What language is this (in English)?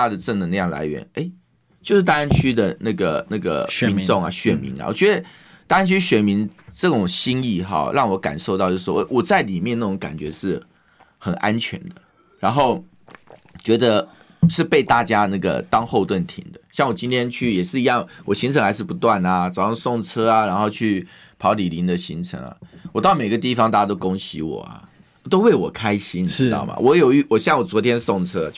Chinese